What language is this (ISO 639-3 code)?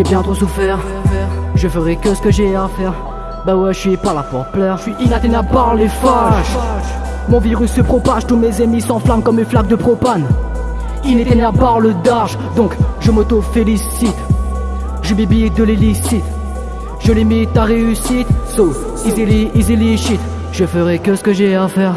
fra